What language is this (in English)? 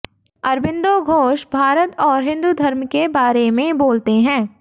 Hindi